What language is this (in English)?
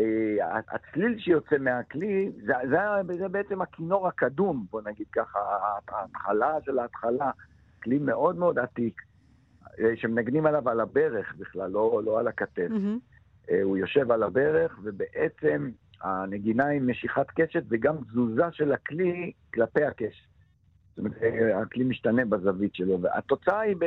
Hebrew